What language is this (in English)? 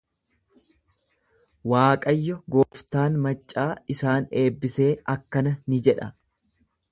Oromo